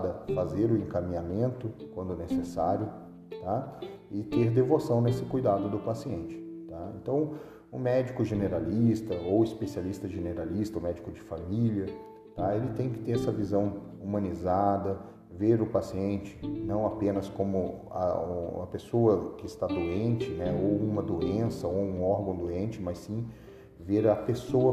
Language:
Portuguese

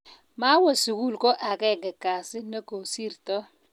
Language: Kalenjin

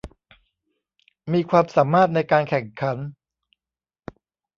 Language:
Thai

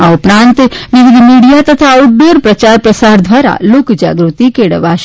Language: Gujarati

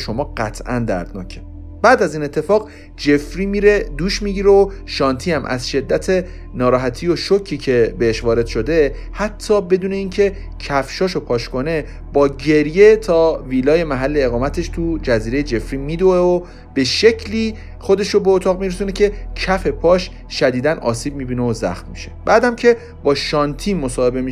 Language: Persian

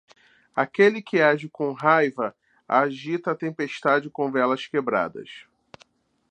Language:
Portuguese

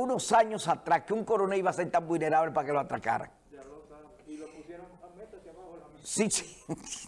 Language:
Spanish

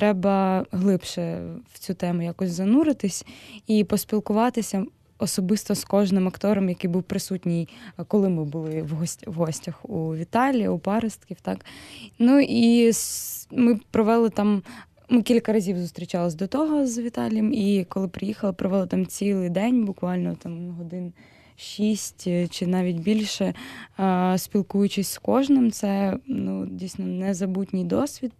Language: Ukrainian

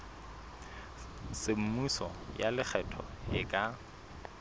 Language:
Southern Sotho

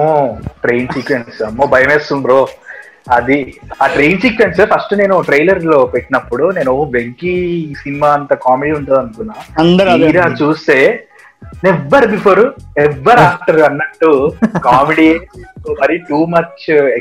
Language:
Telugu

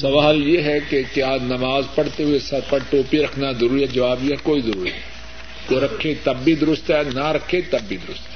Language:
Urdu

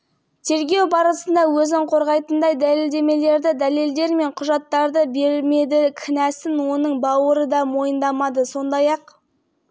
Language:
Kazakh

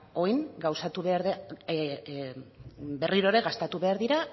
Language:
Basque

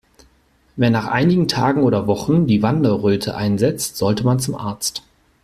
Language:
German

